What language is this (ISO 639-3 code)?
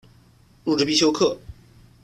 zho